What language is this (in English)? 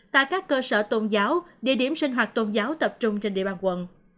Vietnamese